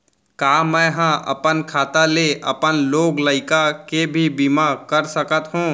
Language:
Chhattisgarhi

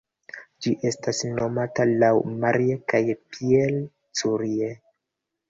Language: Esperanto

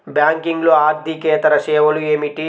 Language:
Telugu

